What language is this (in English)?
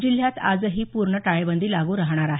Marathi